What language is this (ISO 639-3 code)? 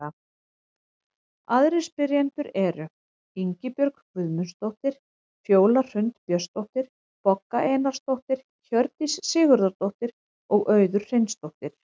isl